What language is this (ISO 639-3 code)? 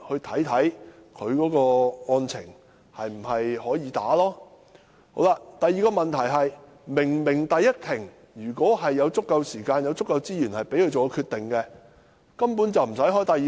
yue